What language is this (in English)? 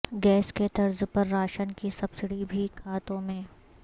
Urdu